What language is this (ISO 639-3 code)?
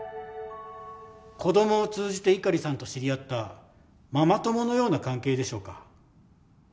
jpn